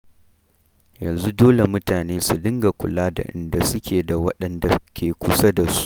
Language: Hausa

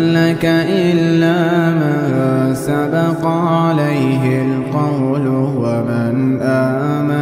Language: Arabic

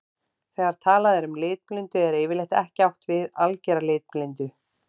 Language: Icelandic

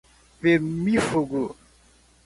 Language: Portuguese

